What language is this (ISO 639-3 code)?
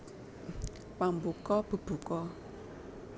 jav